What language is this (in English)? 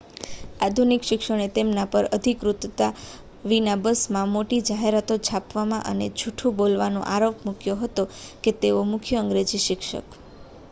Gujarati